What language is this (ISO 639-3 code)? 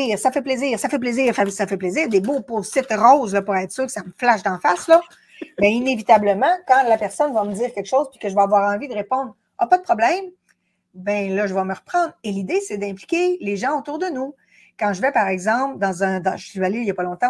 fra